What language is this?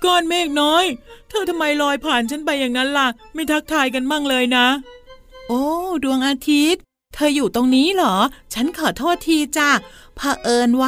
Thai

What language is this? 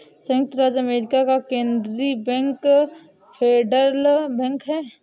Hindi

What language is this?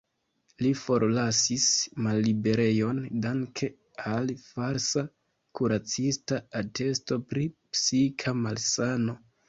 Esperanto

